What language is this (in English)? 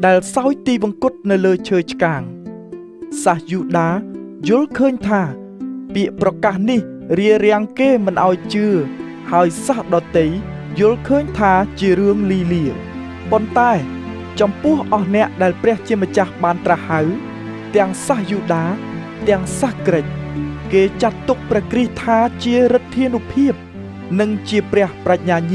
Thai